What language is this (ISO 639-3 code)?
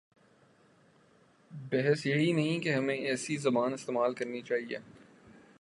urd